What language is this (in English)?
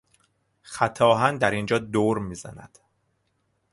Persian